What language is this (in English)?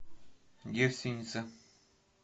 Russian